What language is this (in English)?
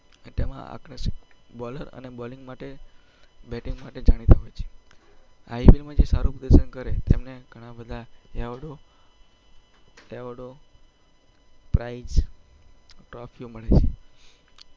Gujarati